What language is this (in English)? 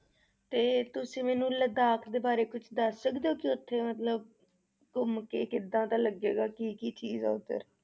Punjabi